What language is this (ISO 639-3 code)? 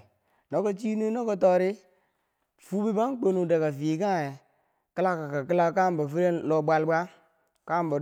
bsj